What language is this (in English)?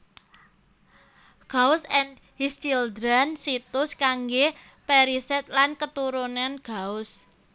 Javanese